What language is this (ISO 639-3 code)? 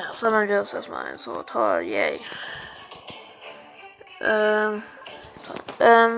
deu